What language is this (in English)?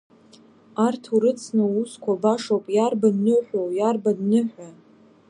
Abkhazian